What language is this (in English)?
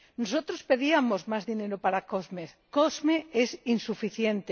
Spanish